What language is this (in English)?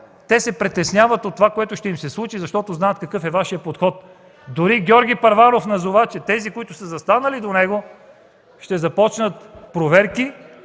Bulgarian